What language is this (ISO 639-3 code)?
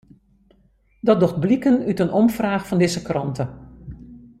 fry